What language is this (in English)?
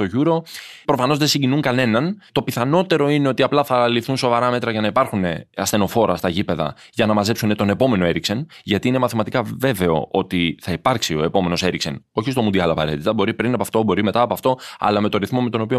Greek